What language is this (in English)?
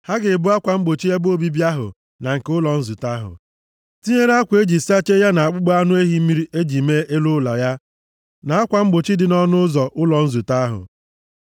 Igbo